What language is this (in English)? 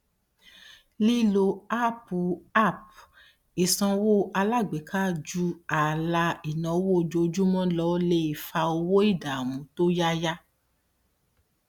Yoruba